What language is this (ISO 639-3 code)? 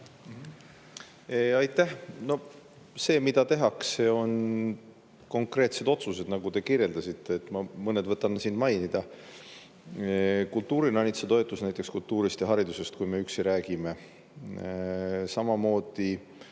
est